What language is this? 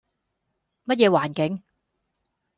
Cantonese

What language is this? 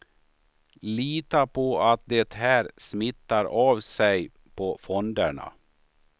Swedish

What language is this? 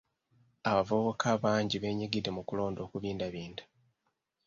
Ganda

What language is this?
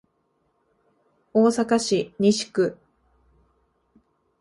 Japanese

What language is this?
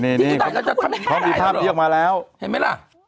Thai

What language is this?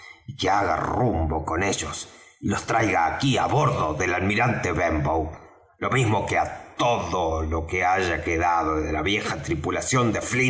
Spanish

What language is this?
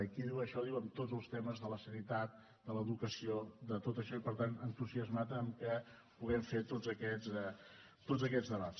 Catalan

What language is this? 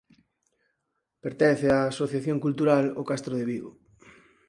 Galician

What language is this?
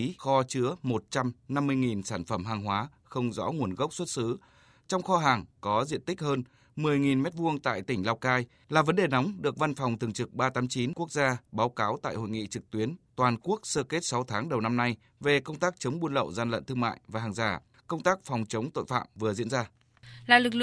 Vietnamese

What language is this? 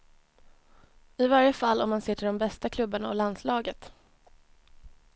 Swedish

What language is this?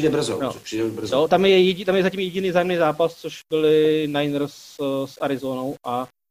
Czech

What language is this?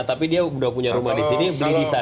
Indonesian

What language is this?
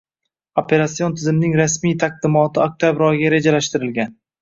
Uzbek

